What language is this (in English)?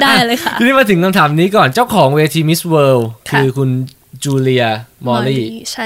Thai